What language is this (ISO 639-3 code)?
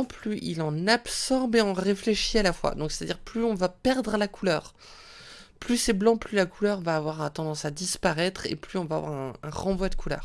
fra